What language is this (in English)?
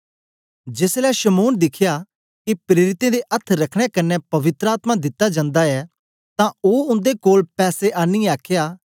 Dogri